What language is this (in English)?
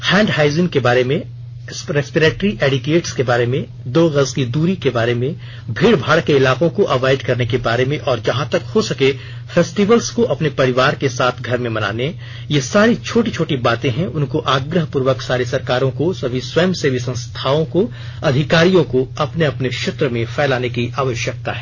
Hindi